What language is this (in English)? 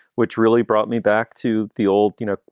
English